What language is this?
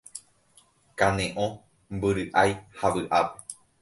Guarani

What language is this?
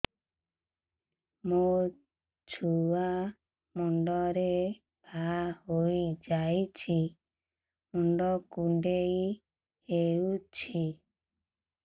Odia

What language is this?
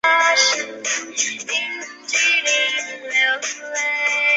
Chinese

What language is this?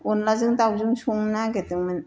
Bodo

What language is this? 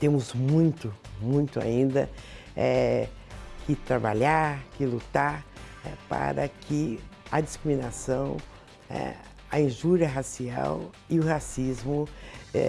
Portuguese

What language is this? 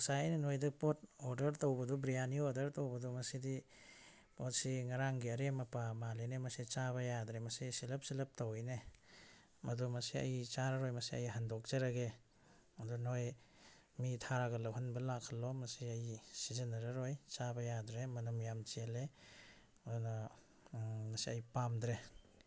Manipuri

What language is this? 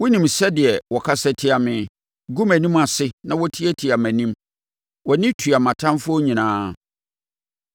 Akan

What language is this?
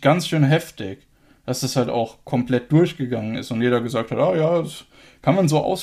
German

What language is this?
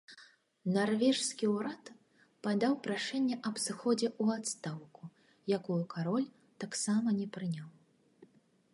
Belarusian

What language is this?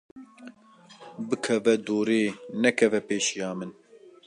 Kurdish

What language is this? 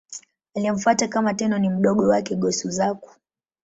Swahili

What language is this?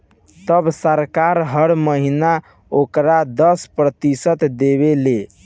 Bhojpuri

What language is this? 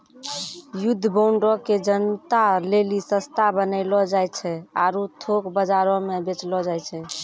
Maithili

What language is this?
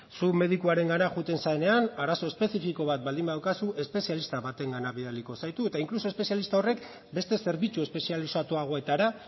Basque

